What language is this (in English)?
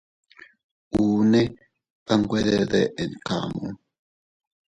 Teutila Cuicatec